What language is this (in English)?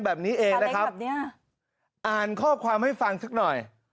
Thai